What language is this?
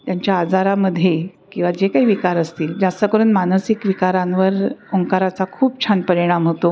Marathi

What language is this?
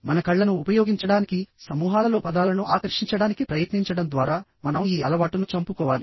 Telugu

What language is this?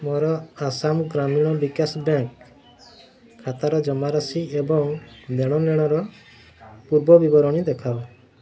Odia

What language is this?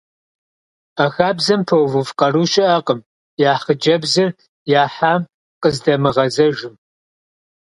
Kabardian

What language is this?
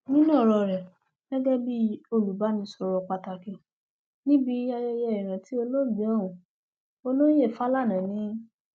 Yoruba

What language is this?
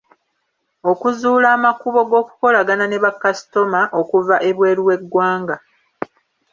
Ganda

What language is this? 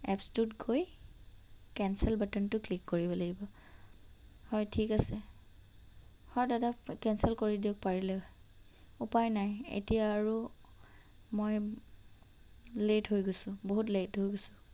Assamese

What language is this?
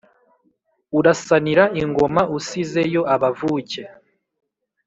Kinyarwanda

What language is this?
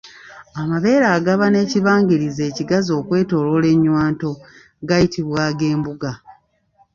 Ganda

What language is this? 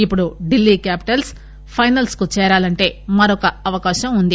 Telugu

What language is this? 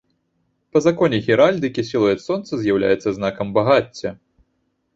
Belarusian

